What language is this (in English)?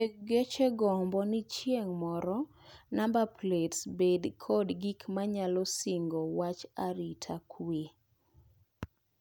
Luo (Kenya and Tanzania)